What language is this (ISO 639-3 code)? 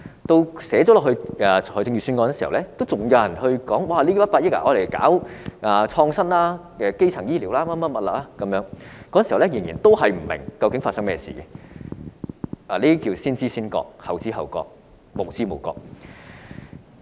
yue